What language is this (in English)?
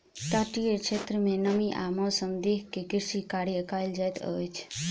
Maithili